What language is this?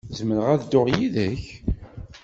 Kabyle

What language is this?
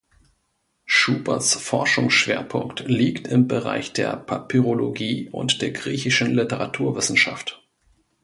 German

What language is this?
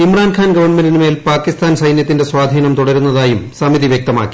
Malayalam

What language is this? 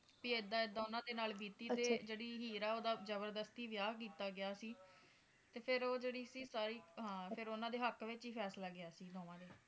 Punjabi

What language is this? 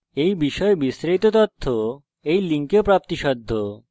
Bangla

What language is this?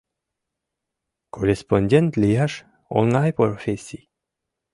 Mari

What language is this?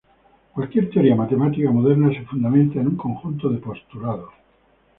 Spanish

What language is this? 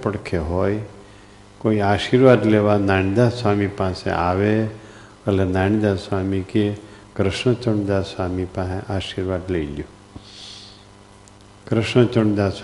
Gujarati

